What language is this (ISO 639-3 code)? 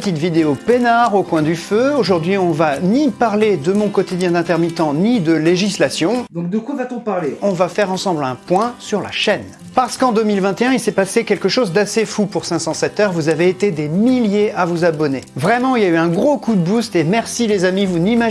fra